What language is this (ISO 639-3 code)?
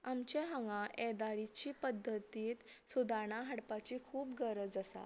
kok